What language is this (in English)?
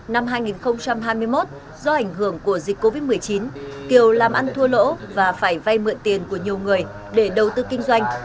Vietnamese